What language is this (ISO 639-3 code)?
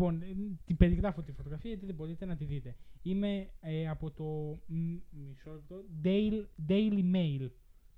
ell